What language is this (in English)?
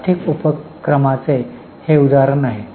Marathi